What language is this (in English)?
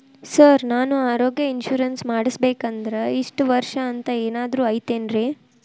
Kannada